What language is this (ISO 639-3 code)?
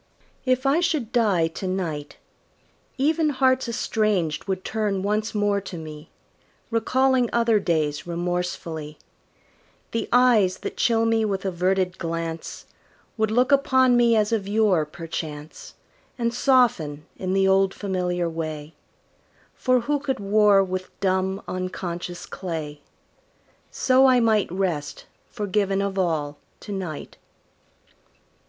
eng